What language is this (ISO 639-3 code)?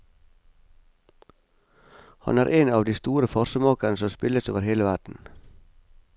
nor